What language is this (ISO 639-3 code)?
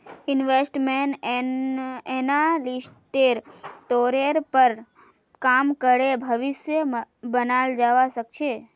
mag